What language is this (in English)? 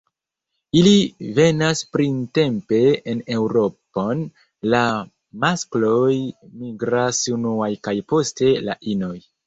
Esperanto